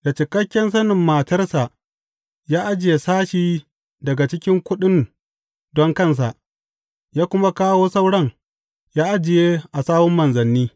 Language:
Hausa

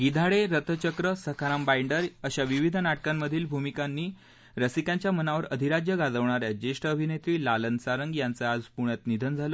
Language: Marathi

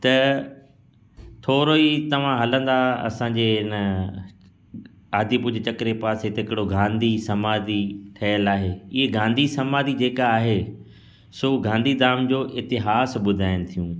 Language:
Sindhi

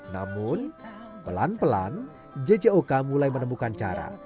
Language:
Indonesian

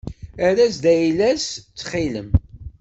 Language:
Kabyle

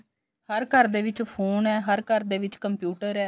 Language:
Punjabi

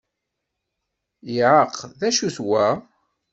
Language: Kabyle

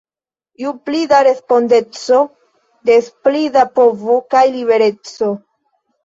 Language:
Esperanto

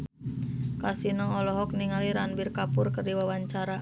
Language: Sundanese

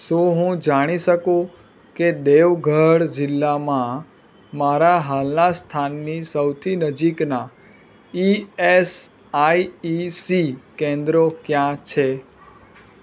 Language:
Gujarati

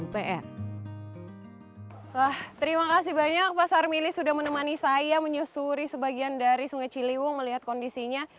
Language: Indonesian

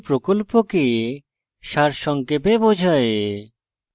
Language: Bangla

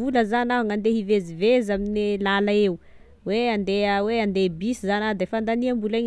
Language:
Tesaka Malagasy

